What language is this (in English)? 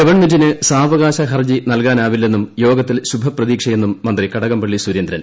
Malayalam